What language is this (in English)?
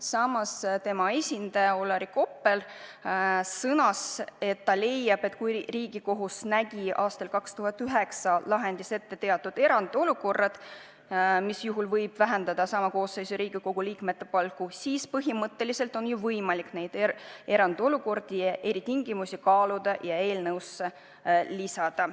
Estonian